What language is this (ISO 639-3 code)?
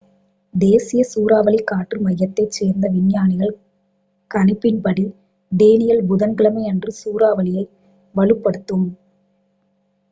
tam